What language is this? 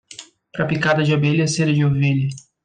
Portuguese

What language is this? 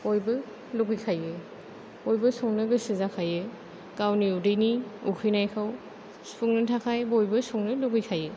Bodo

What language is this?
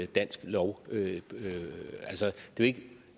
Danish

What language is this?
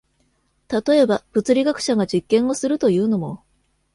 Japanese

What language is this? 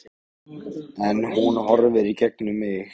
Icelandic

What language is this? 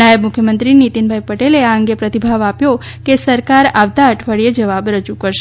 Gujarati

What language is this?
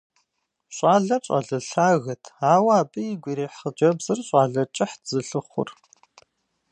Kabardian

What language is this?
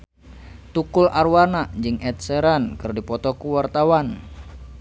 Sundanese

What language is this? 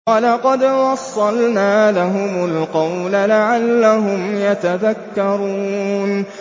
Arabic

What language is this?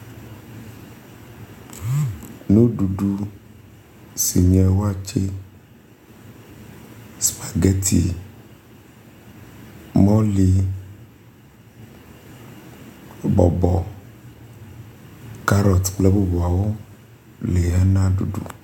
Ewe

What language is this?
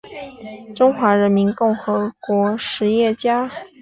Chinese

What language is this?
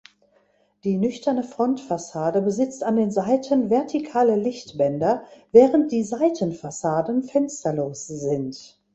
German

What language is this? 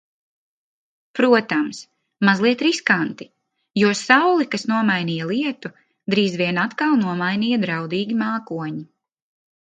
Latvian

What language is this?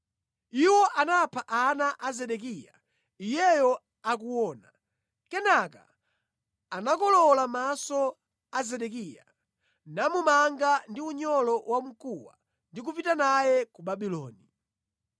Nyanja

